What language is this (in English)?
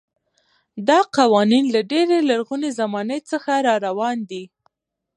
Pashto